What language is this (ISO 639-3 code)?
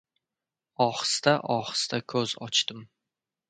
uzb